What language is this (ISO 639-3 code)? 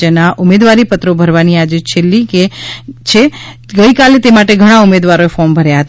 guj